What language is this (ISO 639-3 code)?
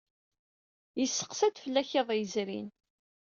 kab